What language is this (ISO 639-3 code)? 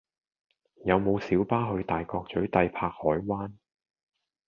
yue